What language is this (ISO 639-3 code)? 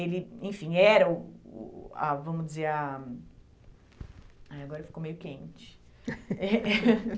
por